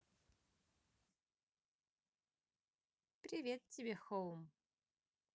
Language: Russian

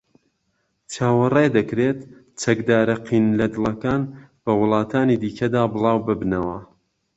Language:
Central Kurdish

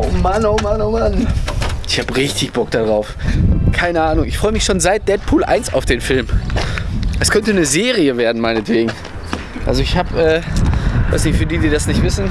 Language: German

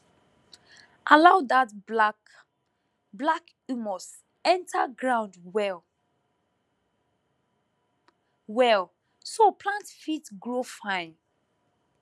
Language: Nigerian Pidgin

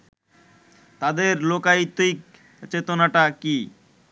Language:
Bangla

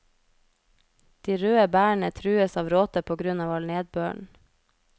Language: Norwegian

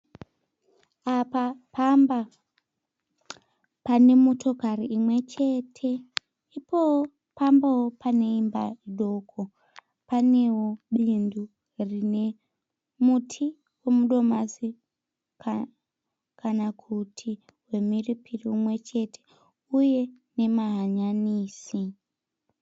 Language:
Shona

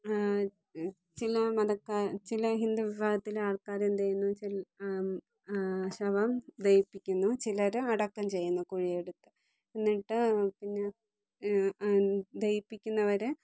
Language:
Malayalam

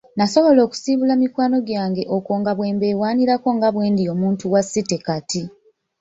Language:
Ganda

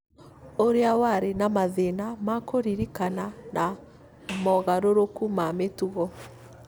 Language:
Kikuyu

